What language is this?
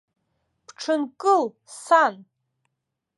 Abkhazian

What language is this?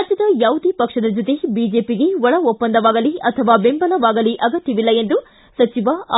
Kannada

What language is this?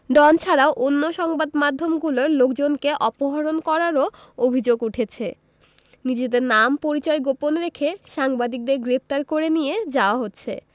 Bangla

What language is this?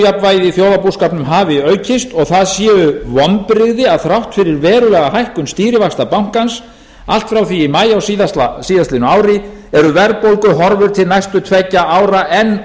Icelandic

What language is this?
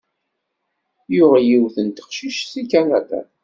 Kabyle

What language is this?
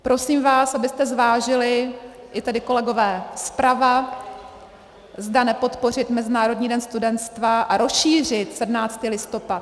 Czech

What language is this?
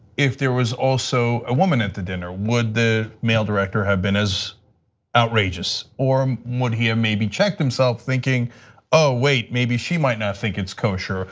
English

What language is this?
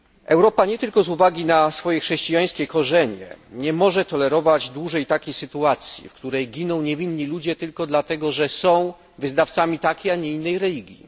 Polish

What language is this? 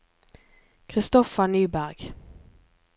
Norwegian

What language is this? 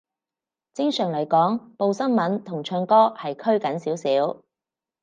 Cantonese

